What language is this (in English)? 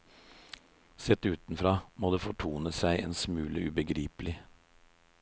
Norwegian